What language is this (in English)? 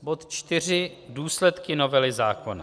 Czech